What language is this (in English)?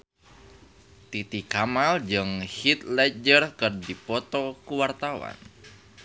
Sundanese